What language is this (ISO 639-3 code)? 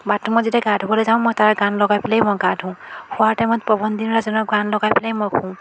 asm